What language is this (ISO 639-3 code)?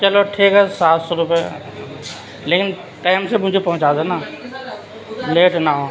urd